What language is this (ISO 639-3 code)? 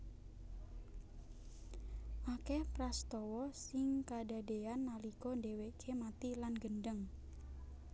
jav